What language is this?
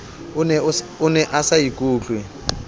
Southern Sotho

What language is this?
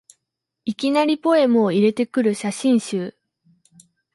Japanese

